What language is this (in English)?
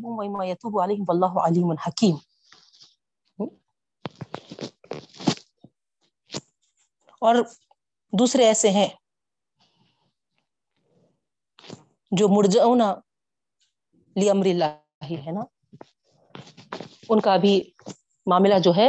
Urdu